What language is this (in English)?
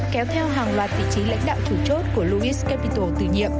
Vietnamese